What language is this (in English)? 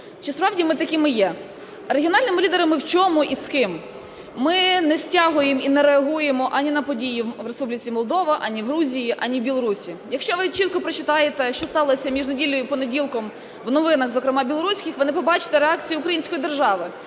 Ukrainian